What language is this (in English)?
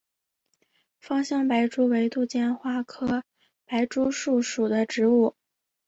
Chinese